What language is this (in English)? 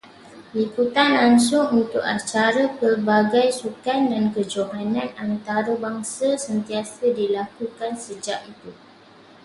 Malay